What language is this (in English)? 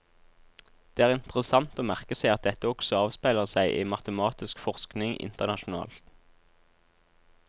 Norwegian